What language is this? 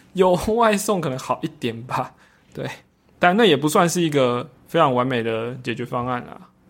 Chinese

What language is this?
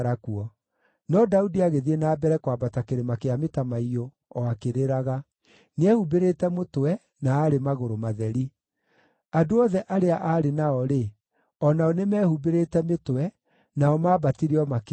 Kikuyu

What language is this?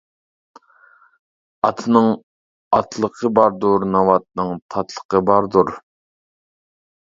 Uyghur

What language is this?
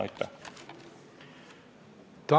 Estonian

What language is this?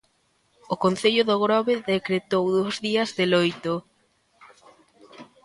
Galician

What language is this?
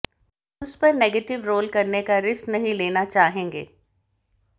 Hindi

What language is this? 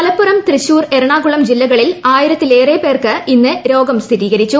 Malayalam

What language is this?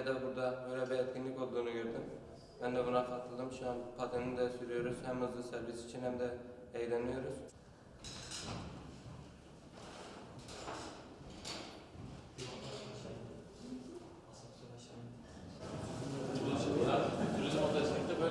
Turkish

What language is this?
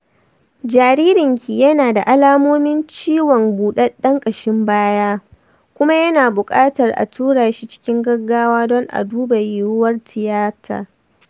Hausa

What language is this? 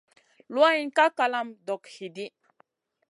Masana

